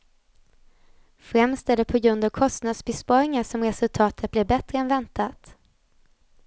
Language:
Swedish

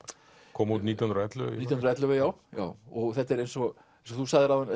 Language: Icelandic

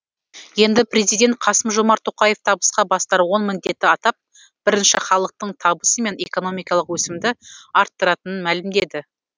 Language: Kazakh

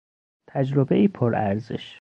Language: Persian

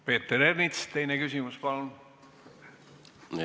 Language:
Estonian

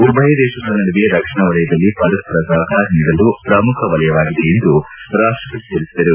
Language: Kannada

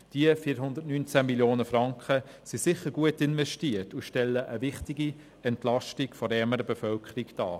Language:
Swiss German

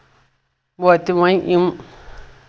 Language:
Kashmiri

